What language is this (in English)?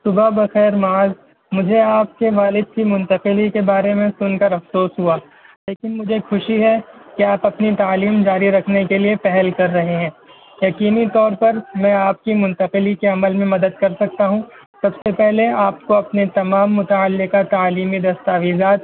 Urdu